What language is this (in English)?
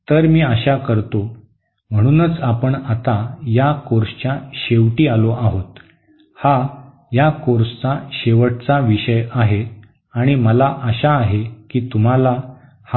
Marathi